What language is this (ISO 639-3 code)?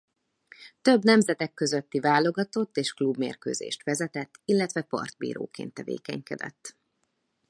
hun